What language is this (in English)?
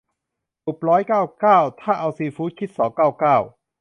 Thai